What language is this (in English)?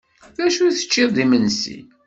Kabyle